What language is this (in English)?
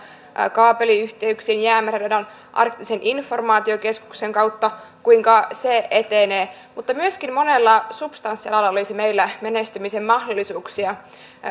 Finnish